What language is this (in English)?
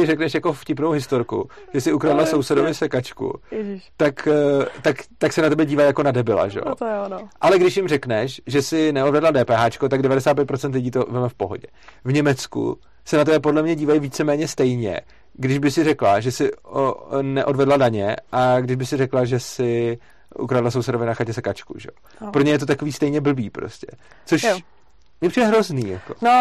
Czech